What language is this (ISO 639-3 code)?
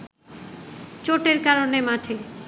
ben